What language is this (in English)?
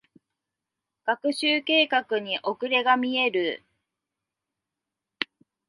Japanese